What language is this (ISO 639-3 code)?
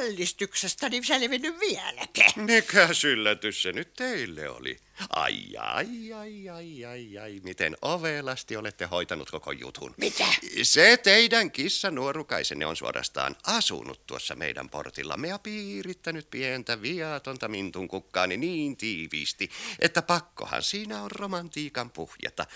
fin